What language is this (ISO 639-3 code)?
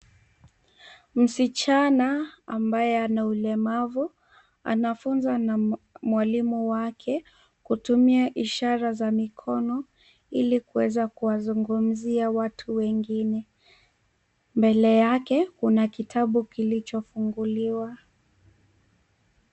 swa